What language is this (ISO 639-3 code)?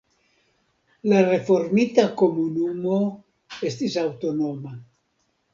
epo